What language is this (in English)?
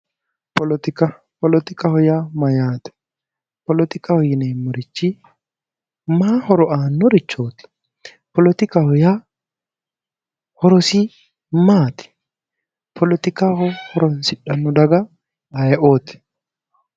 Sidamo